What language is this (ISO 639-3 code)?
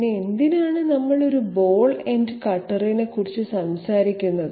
mal